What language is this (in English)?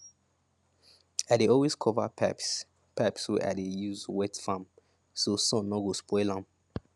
Nigerian Pidgin